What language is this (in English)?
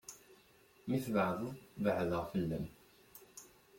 Kabyle